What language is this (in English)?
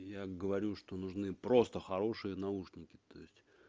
Russian